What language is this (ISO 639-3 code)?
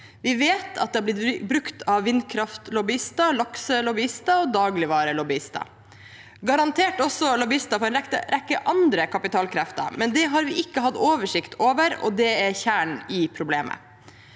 nor